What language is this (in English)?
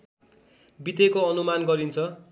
Nepali